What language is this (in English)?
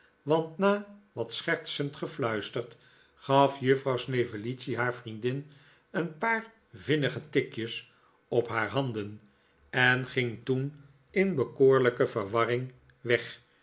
Dutch